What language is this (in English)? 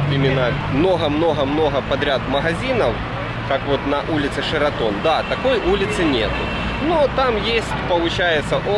Russian